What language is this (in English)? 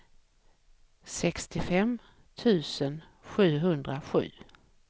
Swedish